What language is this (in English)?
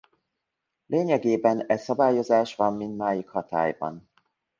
Hungarian